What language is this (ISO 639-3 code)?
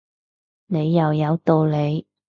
yue